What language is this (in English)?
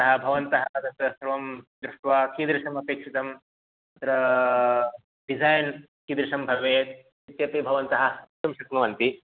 Sanskrit